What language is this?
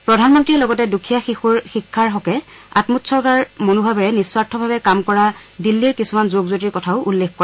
Assamese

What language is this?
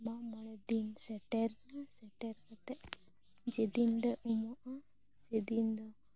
Santali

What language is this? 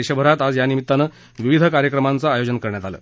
Marathi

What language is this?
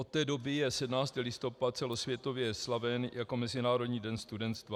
Czech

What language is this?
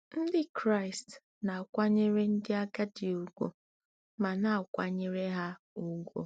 Igbo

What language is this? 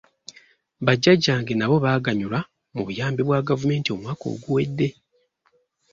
Ganda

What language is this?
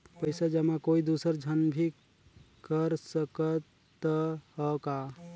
Chhattisgarhi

